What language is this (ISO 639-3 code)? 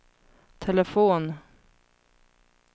swe